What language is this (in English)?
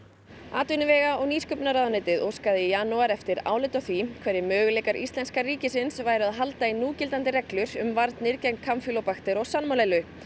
Icelandic